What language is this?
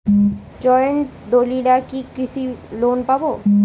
Bangla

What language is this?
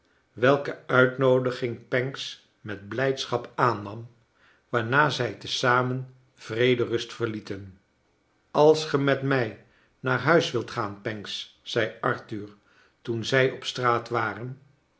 Dutch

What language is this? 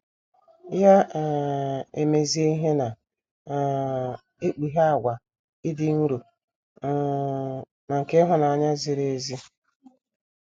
Igbo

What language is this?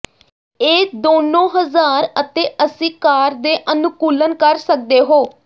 Punjabi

